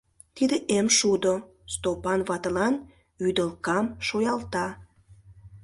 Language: Mari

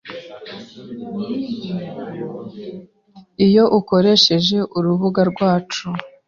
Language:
Kinyarwanda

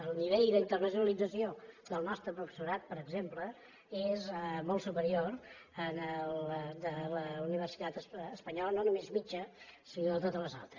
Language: Catalan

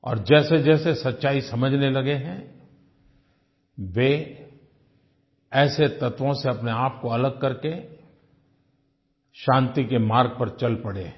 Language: Hindi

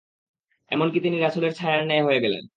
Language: Bangla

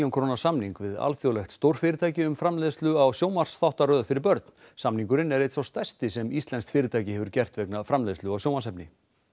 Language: Icelandic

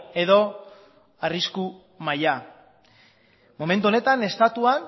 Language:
Basque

